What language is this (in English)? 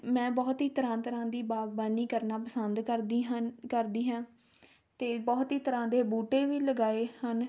Punjabi